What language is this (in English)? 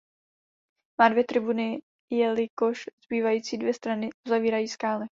Czech